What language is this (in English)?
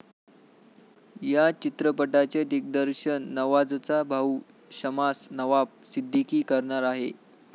Marathi